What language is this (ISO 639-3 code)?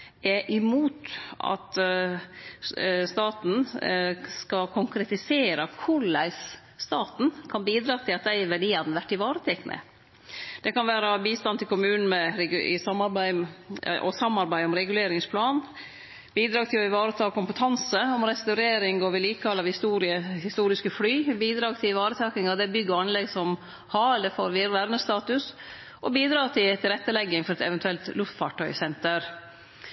nno